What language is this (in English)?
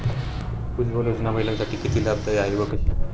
Marathi